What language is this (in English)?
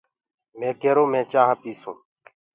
Gurgula